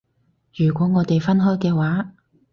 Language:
Cantonese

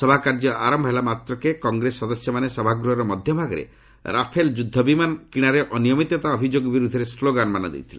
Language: Odia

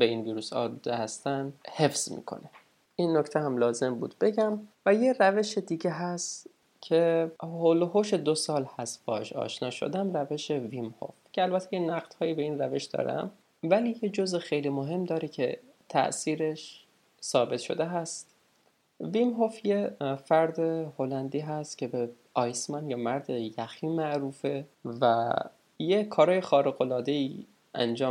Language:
Persian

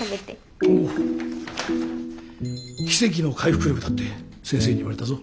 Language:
Japanese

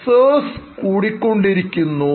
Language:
Malayalam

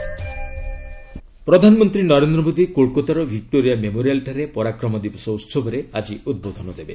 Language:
Odia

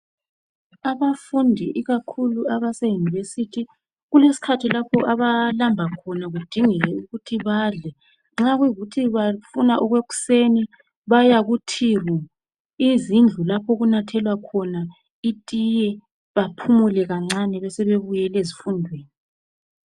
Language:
North Ndebele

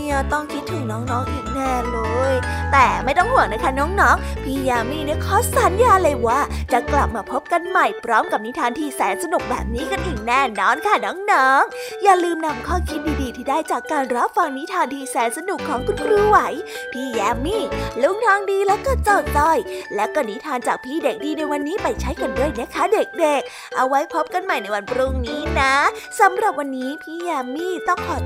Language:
Thai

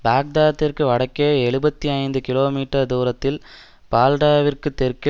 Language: Tamil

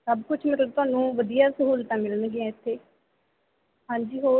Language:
Punjabi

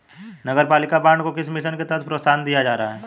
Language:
Hindi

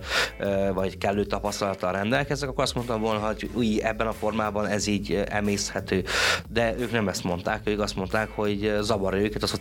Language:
Hungarian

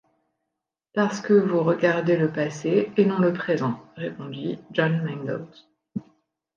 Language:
French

